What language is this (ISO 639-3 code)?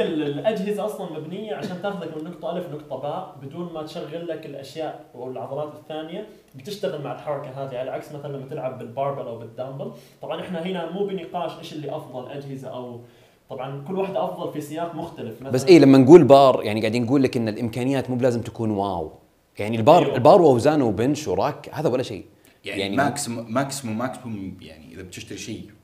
ara